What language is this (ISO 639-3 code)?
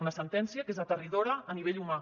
cat